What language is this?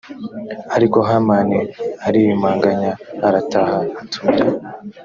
Kinyarwanda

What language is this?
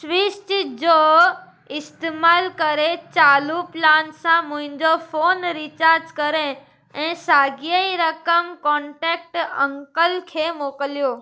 Sindhi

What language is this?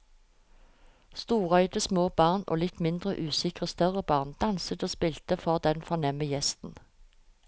Norwegian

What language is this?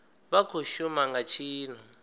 Venda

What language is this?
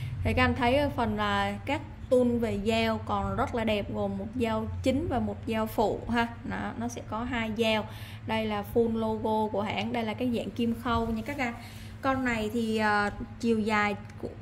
Vietnamese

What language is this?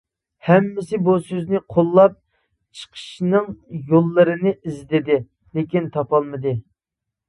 Uyghur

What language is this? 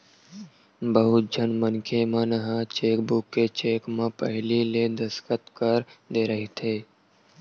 Chhattisgarhi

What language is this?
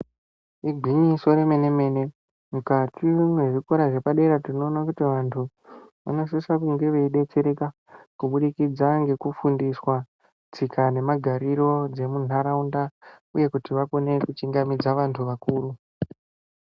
Ndau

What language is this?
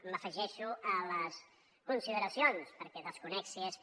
Catalan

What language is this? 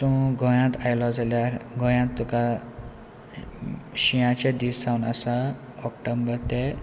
Konkani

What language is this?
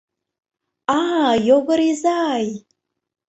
Mari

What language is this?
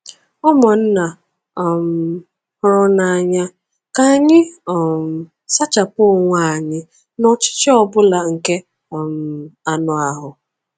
Igbo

